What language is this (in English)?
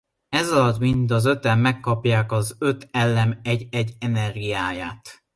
Hungarian